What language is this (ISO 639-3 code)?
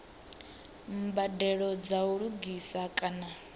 ven